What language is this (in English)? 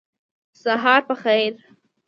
Pashto